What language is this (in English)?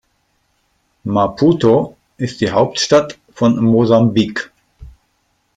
German